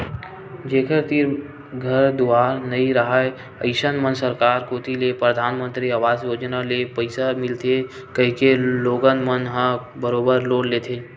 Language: Chhattisgarhi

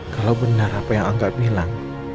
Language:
Indonesian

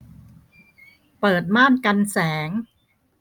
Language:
Thai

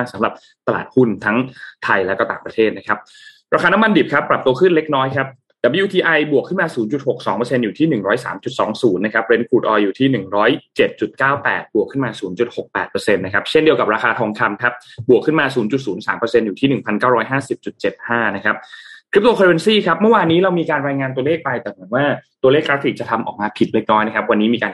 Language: Thai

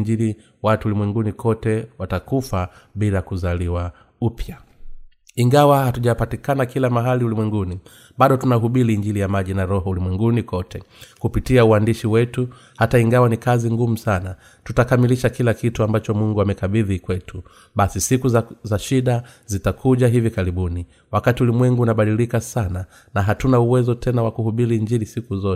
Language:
Swahili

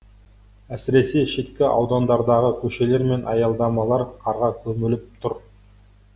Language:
Kazakh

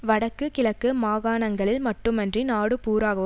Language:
Tamil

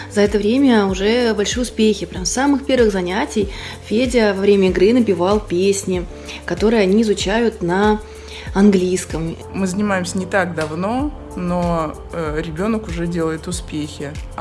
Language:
Russian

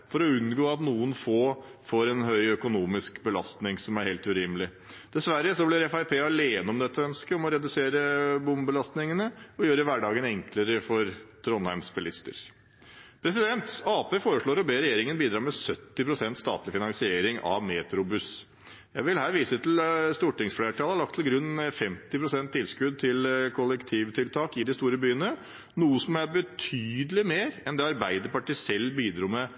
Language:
Norwegian Bokmål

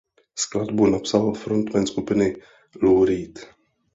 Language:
Czech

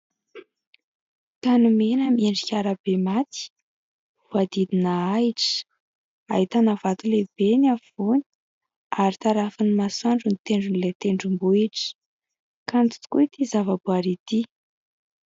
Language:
Malagasy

